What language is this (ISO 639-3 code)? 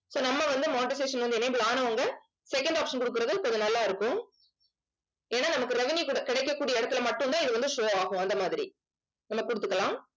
tam